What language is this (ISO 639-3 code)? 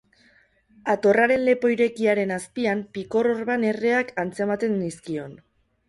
eus